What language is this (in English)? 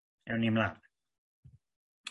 Welsh